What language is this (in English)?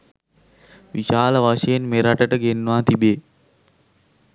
Sinhala